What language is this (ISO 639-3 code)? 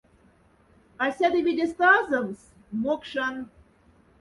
mdf